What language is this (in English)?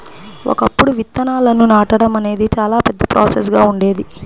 Telugu